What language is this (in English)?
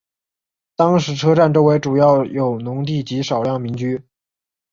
Chinese